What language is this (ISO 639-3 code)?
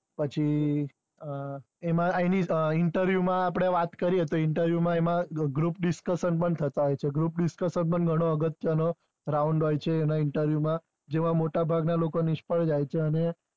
guj